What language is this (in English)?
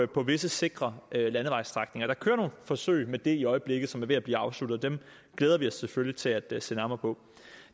Danish